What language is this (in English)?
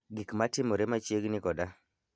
Luo (Kenya and Tanzania)